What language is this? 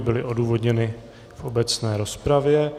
Czech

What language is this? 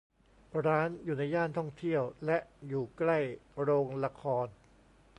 Thai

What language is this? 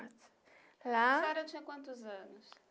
Portuguese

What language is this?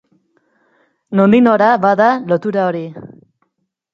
Basque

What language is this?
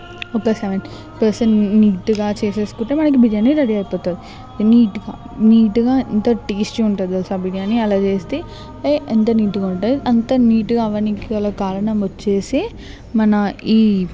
Telugu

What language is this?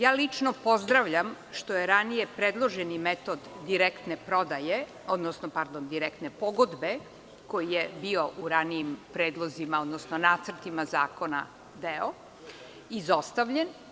Serbian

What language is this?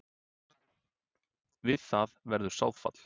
Icelandic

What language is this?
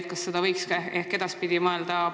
Estonian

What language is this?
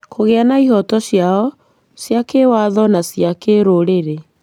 Kikuyu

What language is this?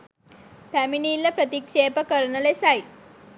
Sinhala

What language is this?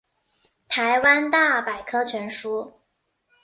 Chinese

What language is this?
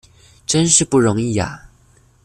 Chinese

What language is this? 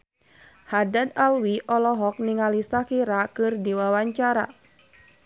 Sundanese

